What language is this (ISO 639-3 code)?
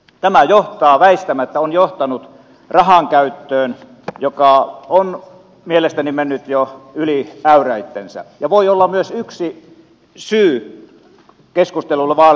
fin